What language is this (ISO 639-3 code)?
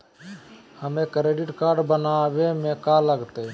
mag